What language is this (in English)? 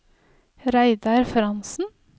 Norwegian